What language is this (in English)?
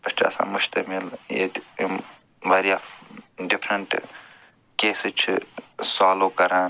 Kashmiri